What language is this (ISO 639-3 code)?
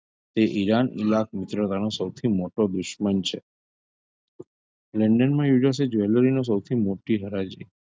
guj